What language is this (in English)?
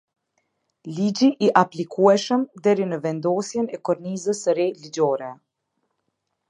Albanian